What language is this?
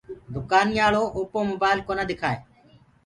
Gurgula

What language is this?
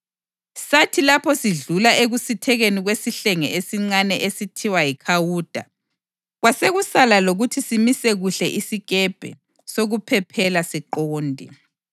North Ndebele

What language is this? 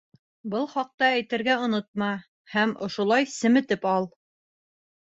Bashkir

